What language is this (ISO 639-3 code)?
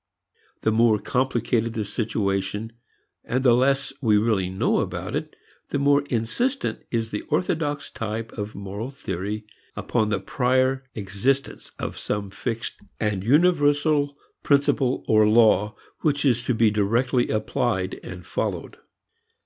eng